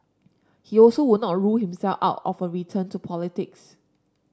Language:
English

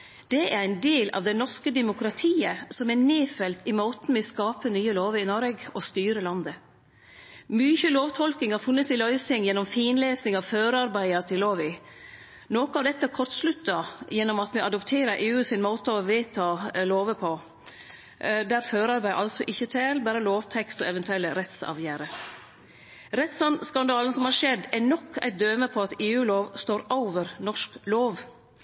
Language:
Norwegian Nynorsk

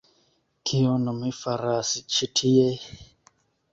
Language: Esperanto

